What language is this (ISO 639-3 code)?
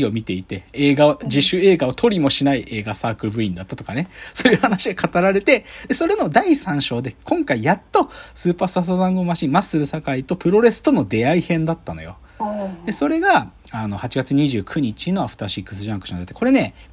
jpn